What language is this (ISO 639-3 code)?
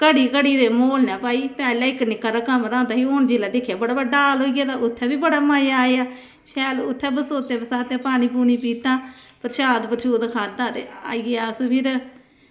doi